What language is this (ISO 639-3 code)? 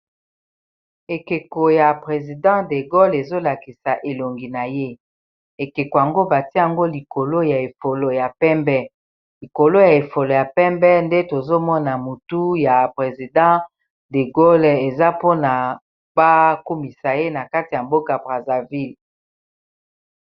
lin